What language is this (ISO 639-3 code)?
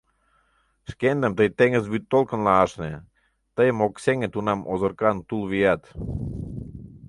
chm